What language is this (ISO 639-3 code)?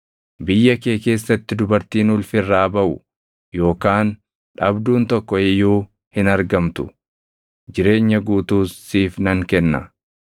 orm